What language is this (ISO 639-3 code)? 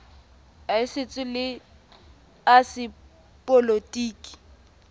sot